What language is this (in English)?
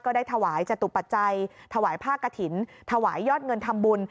Thai